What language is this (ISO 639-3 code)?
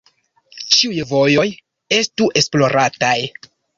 epo